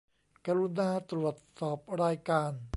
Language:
Thai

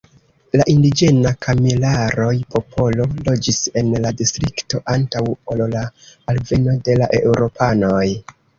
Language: Esperanto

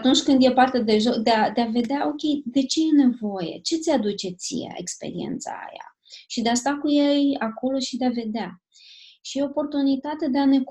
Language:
Romanian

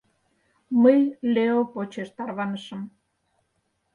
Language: Mari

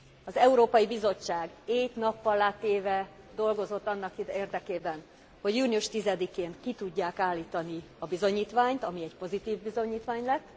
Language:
Hungarian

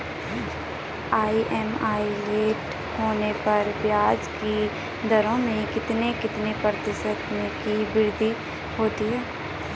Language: Hindi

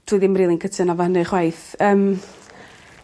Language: Welsh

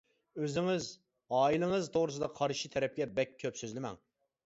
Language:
Uyghur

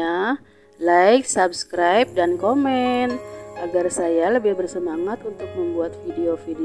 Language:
Indonesian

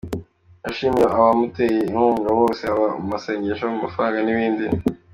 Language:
Kinyarwanda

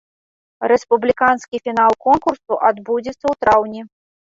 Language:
Belarusian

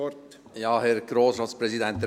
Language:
Swiss German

